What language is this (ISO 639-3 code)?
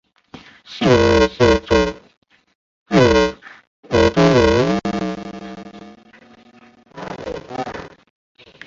zho